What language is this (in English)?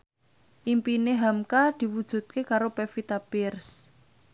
Javanese